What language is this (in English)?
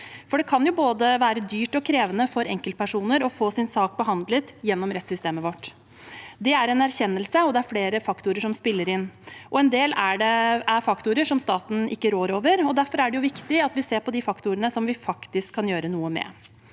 Norwegian